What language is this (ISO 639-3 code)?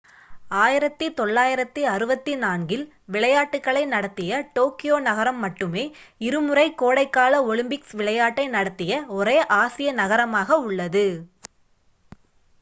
tam